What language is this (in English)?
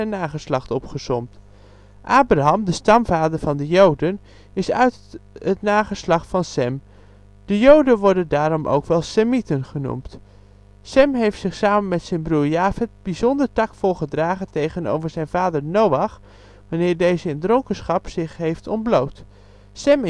Dutch